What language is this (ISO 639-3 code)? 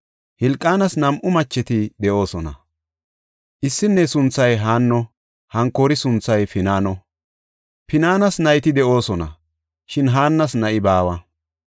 gof